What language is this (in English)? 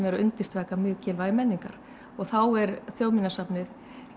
Icelandic